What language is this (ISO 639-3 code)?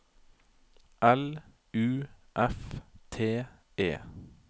nor